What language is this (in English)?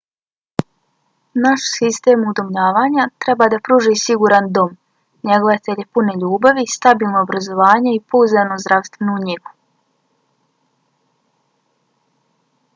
Bosnian